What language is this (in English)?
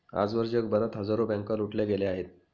Marathi